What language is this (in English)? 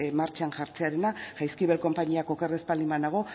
Basque